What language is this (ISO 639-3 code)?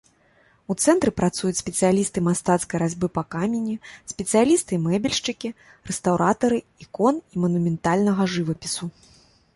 bel